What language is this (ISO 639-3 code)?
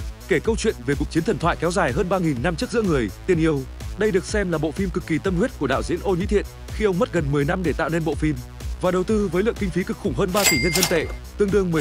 vie